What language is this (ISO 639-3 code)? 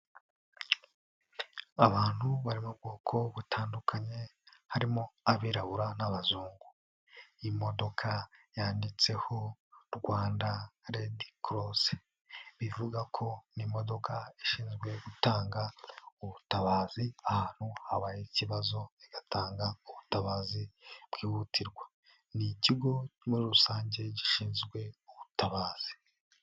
kin